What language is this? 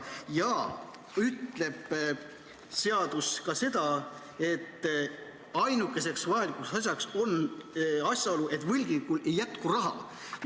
Estonian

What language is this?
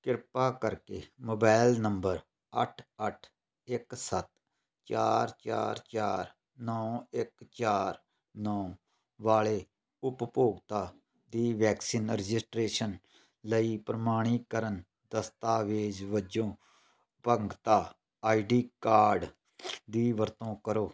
Punjabi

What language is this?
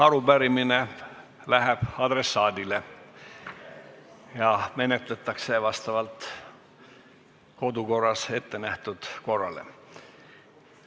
Estonian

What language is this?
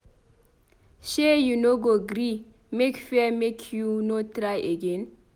Nigerian Pidgin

